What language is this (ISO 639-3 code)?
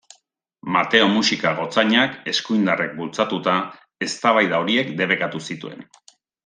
eus